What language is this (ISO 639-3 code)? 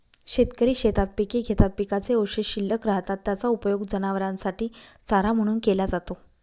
mar